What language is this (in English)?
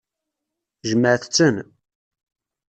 Kabyle